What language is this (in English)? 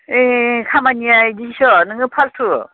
Bodo